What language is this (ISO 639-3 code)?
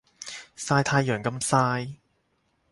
yue